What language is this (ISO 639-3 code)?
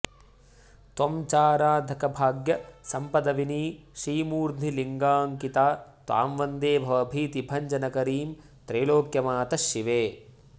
san